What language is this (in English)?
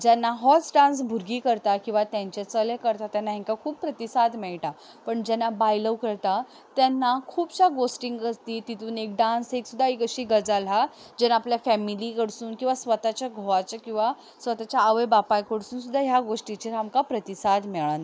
Konkani